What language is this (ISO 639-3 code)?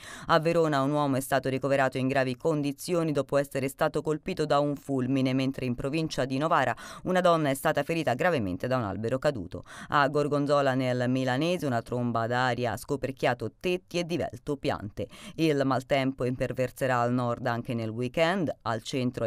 ita